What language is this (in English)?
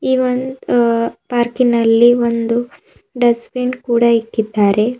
Kannada